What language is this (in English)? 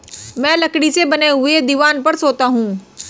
Hindi